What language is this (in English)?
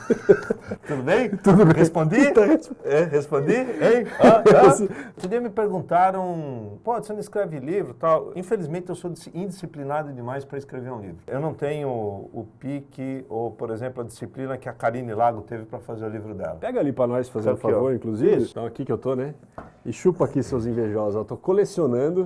Portuguese